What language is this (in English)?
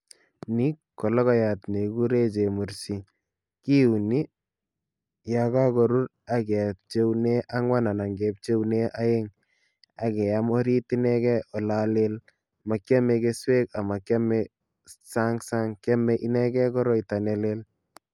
Kalenjin